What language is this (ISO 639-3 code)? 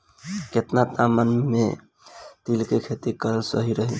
bho